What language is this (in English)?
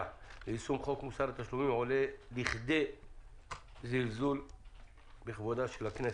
Hebrew